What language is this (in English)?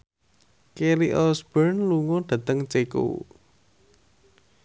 Javanese